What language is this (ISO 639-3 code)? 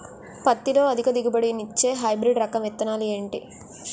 tel